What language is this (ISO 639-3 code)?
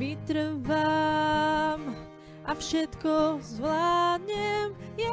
slk